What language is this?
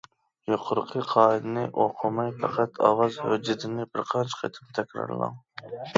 Uyghur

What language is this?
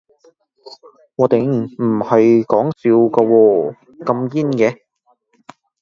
Cantonese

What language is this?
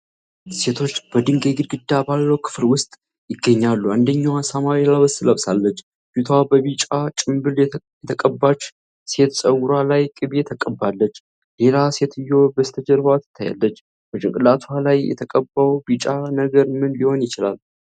Amharic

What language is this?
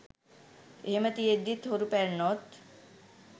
Sinhala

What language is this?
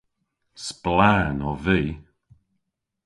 Cornish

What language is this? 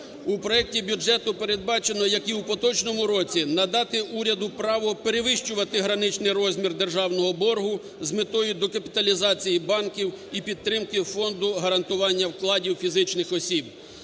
Ukrainian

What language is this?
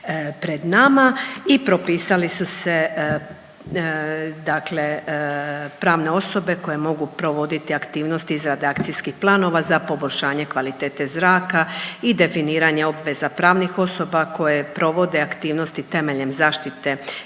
Croatian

